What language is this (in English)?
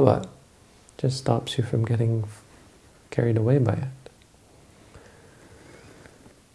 English